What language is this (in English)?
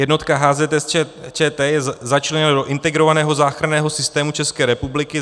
Czech